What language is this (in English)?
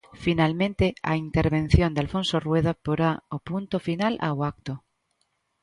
Galician